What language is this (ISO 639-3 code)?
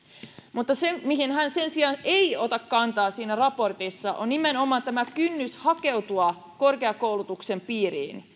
fin